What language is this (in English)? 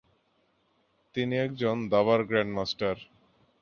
Bangla